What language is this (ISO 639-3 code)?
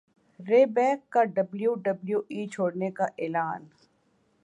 urd